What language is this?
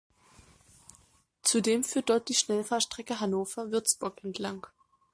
German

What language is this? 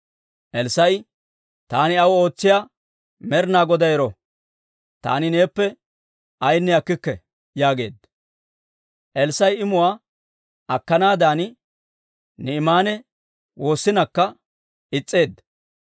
Dawro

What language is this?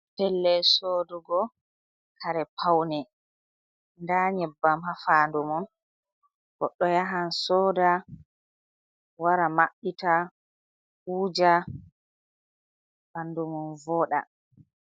Fula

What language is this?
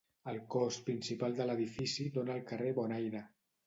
Catalan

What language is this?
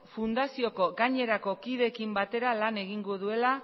Basque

